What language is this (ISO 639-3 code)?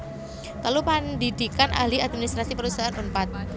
jav